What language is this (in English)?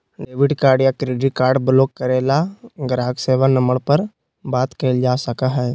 Magahi